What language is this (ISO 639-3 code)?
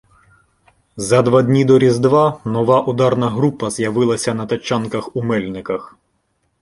ukr